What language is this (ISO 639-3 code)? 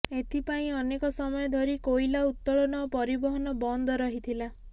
ori